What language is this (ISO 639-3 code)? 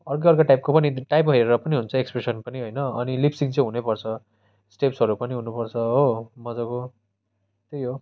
nep